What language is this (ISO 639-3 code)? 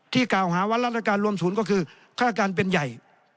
tha